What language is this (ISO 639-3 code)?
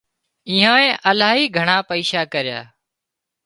kxp